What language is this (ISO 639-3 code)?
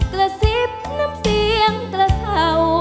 tha